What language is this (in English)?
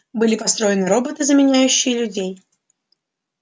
Russian